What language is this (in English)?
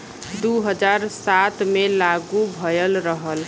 Bhojpuri